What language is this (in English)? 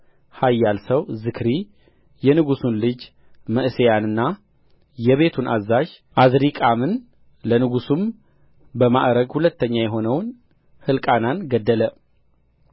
Amharic